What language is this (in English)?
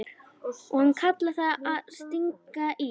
Icelandic